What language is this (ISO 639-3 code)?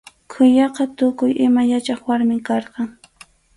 qxu